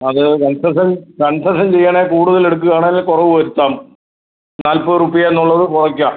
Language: Malayalam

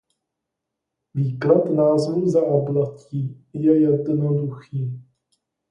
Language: Czech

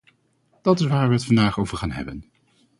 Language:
Dutch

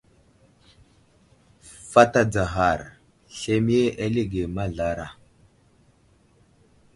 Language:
Wuzlam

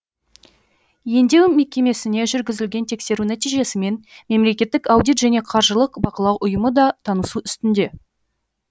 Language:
Kazakh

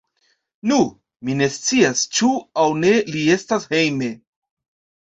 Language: Esperanto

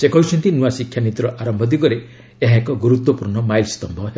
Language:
Odia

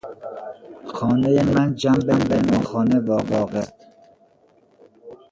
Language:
Persian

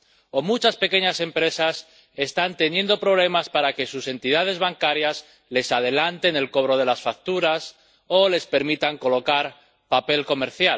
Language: Spanish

